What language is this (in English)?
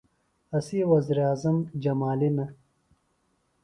Phalura